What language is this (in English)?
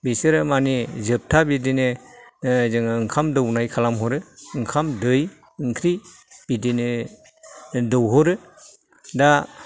Bodo